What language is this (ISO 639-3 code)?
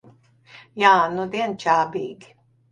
lav